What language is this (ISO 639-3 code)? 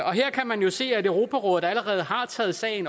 dan